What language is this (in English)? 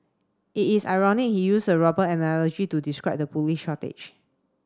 English